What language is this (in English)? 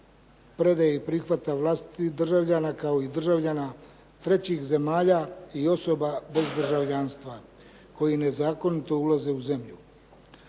Croatian